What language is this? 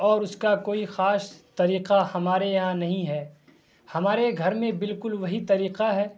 Urdu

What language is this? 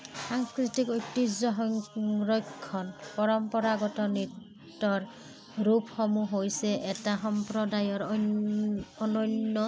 Assamese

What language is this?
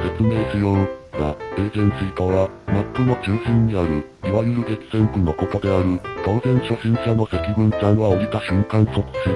Japanese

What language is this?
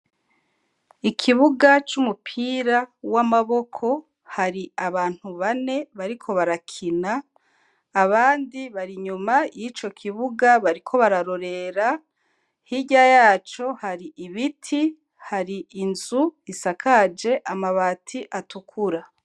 Rundi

